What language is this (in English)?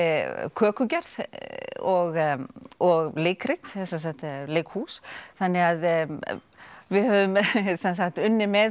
Icelandic